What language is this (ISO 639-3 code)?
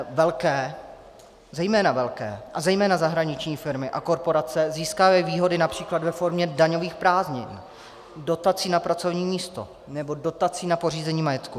ces